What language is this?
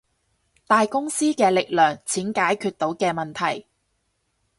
Cantonese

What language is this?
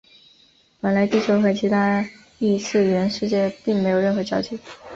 Chinese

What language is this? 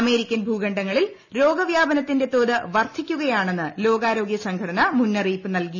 Malayalam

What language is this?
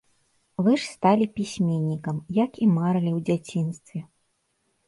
Belarusian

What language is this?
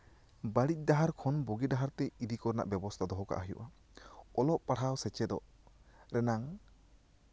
Santali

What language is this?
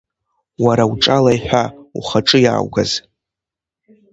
Abkhazian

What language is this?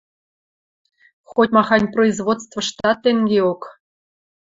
Western Mari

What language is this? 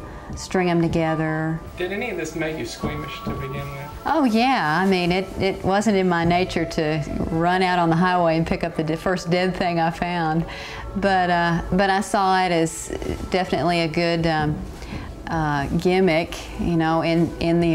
English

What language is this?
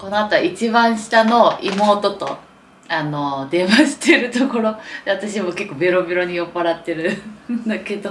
Japanese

